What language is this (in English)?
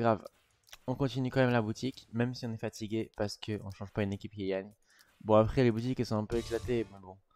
French